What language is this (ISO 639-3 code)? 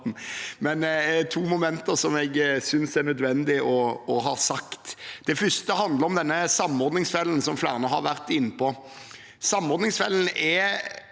nor